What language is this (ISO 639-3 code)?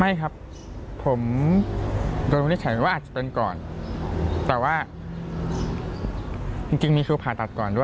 tha